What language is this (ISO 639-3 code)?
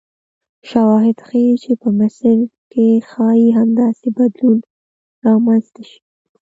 pus